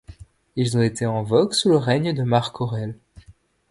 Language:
French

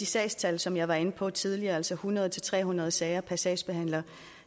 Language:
Danish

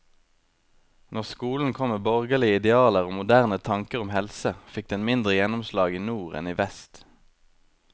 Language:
Norwegian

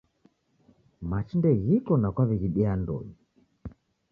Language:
Taita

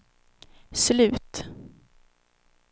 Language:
Swedish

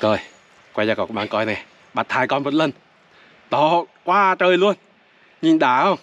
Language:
Vietnamese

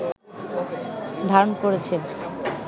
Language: Bangla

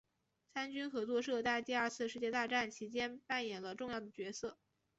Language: Chinese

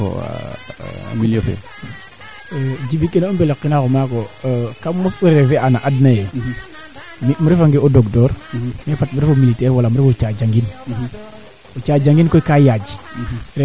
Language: Serer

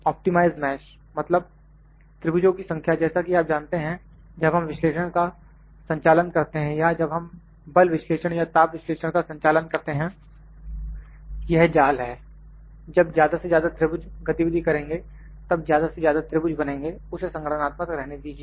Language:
Hindi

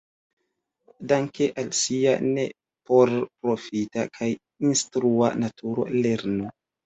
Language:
Esperanto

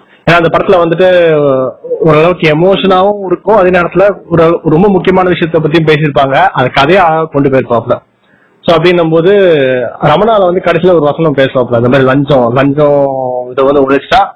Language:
Tamil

